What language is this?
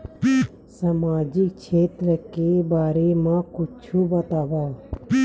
Chhattisgarhi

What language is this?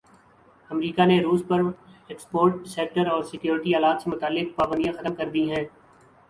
Urdu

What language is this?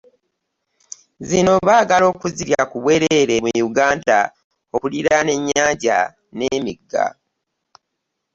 Ganda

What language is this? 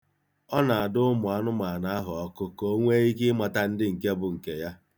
Igbo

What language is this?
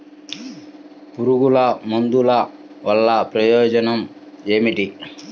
Telugu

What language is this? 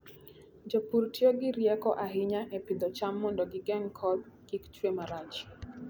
Luo (Kenya and Tanzania)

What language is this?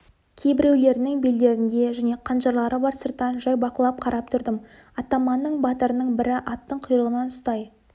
Kazakh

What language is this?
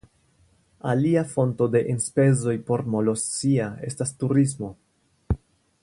Esperanto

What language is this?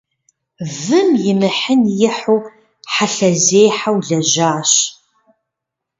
Kabardian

